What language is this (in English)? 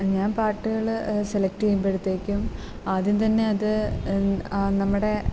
Malayalam